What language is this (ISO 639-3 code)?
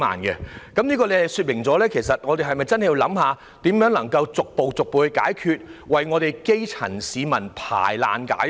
yue